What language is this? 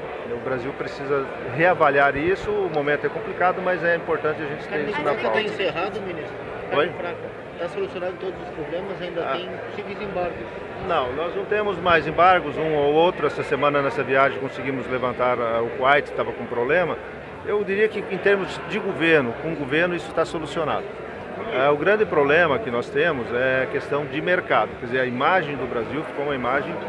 Portuguese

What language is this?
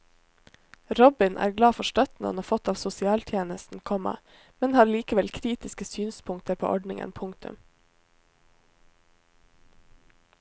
Norwegian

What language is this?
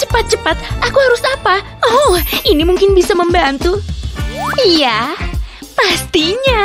Indonesian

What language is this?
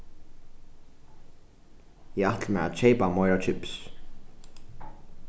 Faroese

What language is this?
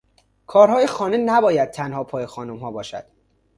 Persian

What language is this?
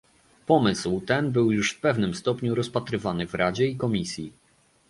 Polish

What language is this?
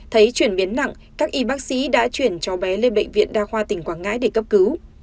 Vietnamese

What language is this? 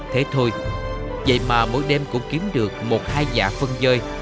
Vietnamese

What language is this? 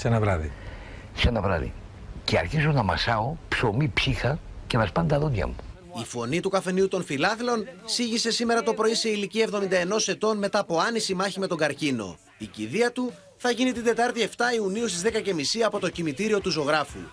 Greek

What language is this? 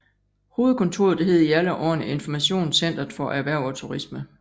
Danish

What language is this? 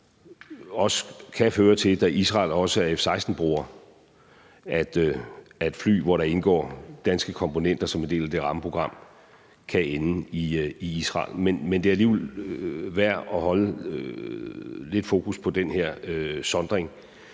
Danish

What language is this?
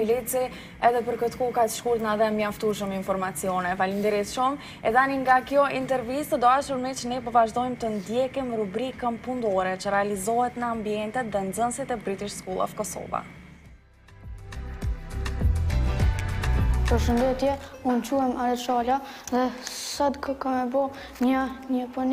Arabic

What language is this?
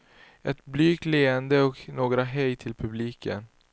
Swedish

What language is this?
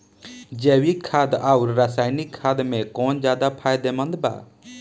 Bhojpuri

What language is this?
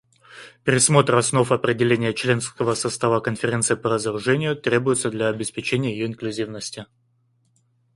Russian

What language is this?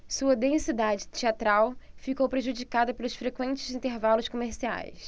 Portuguese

